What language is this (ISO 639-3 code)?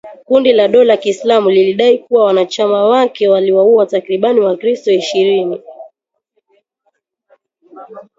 swa